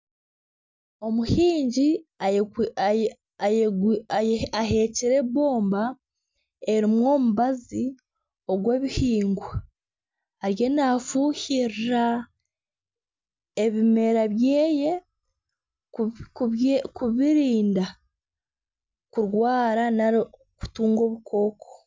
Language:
Nyankole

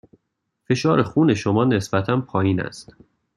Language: Persian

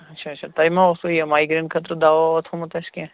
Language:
Kashmiri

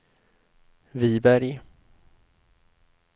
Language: Swedish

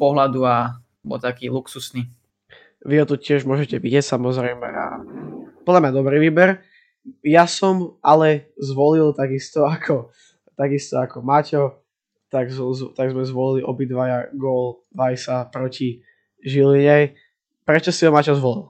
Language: Slovak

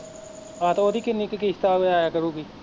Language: Punjabi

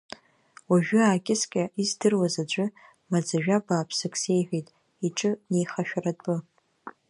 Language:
Abkhazian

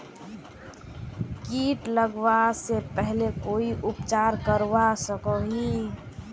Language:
Magahi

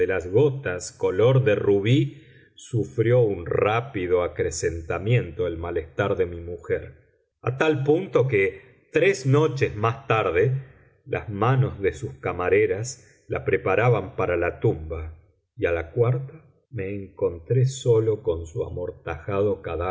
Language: Spanish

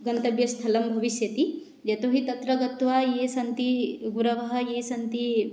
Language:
Sanskrit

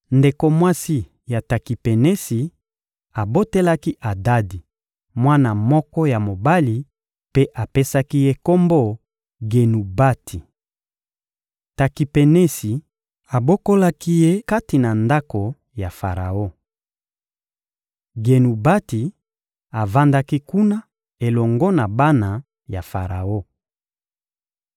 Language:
Lingala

